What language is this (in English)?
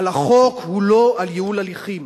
Hebrew